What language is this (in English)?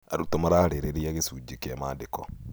Kikuyu